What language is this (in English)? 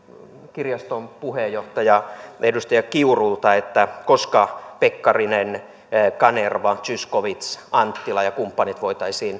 Finnish